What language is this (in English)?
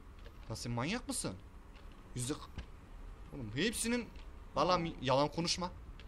Turkish